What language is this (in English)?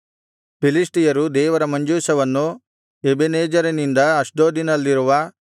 Kannada